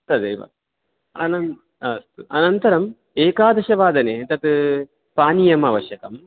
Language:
Sanskrit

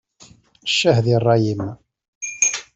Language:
Kabyle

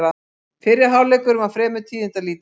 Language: Icelandic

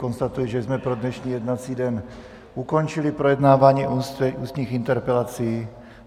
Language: Czech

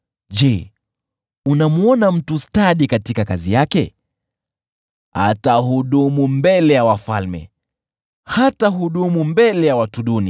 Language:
Swahili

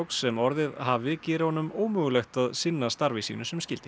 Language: Icelandic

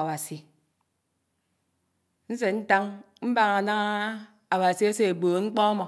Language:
Anaang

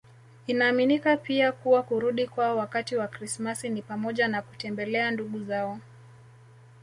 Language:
Swahili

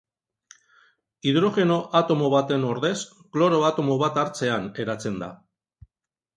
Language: Basque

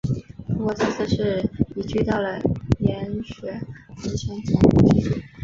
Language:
Chinese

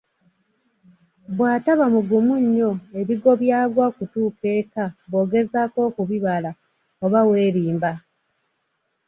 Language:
Ganda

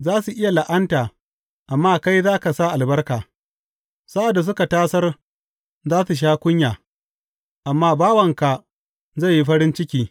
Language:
Hausa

